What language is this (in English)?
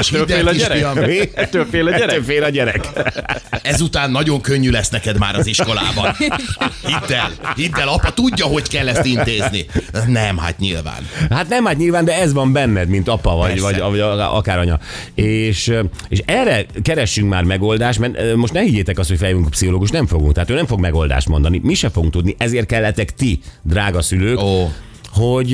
Hungarian